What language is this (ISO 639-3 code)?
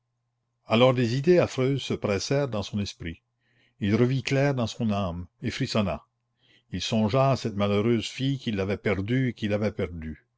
fra